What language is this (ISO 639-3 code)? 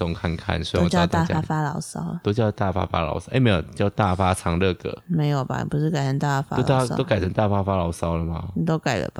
zho